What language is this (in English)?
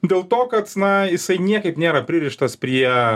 Lithuanian